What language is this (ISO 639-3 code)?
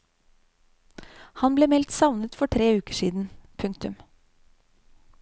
nor